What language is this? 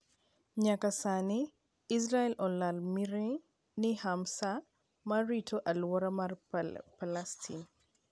Luo (Kenya and Tanzania)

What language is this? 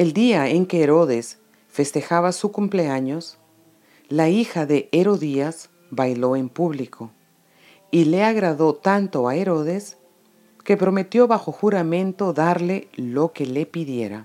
Spanish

